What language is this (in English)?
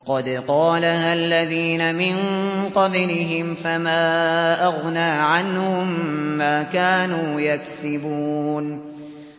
Arabic